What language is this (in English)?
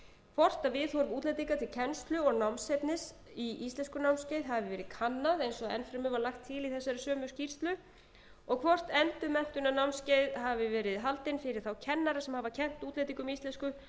Icelandic